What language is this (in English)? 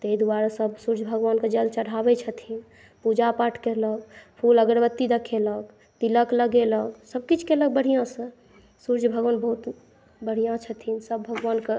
Maithili